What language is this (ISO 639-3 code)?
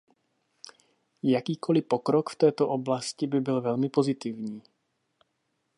ces